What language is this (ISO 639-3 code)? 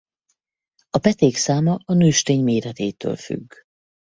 hun